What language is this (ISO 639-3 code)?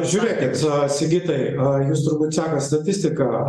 lit